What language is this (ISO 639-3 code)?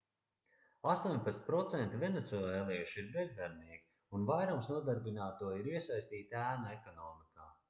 lav